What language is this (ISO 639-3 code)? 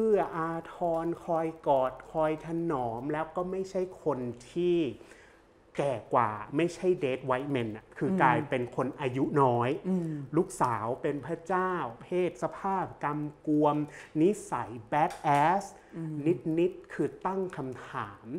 tha